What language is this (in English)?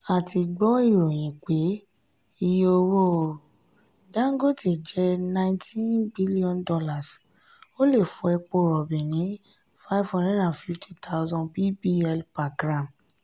Yoruba